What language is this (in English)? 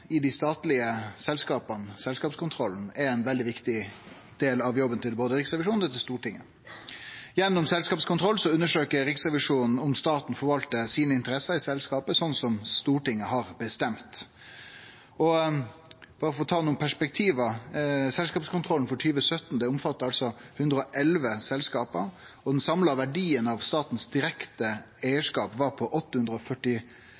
Norwegian Nynorsk